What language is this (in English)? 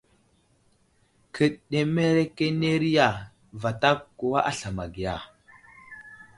Wuzlam